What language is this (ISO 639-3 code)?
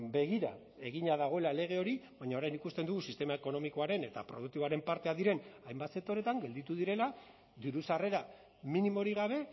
eus